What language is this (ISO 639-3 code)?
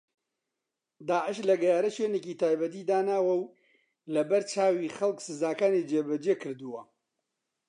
ckb